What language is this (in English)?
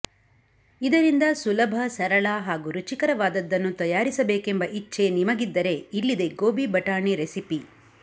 Kannada